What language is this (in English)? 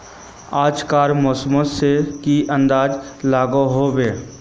Magahi